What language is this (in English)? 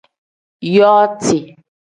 Tem